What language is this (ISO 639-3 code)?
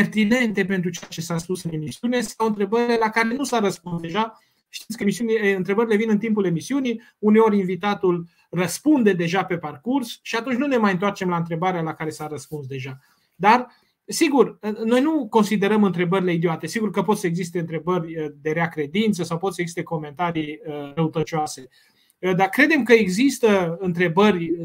ron